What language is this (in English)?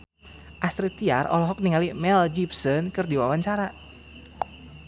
Sundanese